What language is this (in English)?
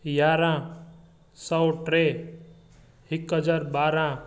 Sindhi